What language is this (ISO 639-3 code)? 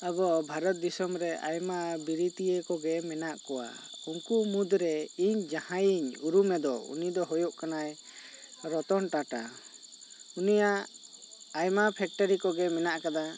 sat